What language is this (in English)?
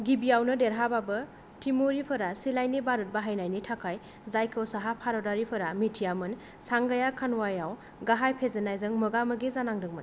Bodo